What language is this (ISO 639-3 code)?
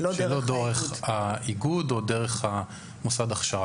heb